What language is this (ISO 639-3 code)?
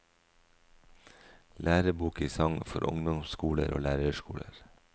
nor